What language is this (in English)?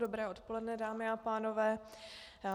Czech